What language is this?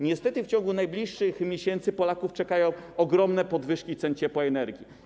Polish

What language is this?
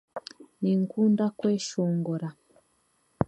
Chiga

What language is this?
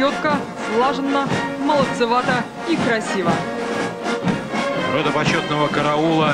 Russian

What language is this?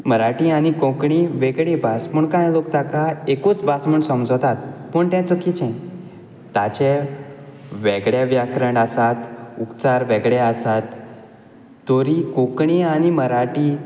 Konkani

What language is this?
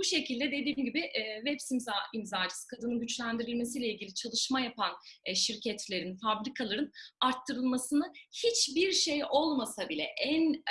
Turkish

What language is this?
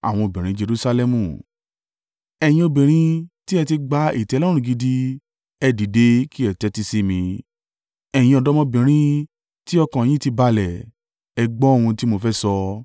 Yoruba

